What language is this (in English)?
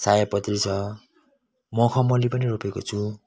Nepali